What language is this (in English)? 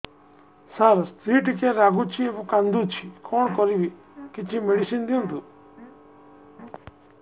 Odia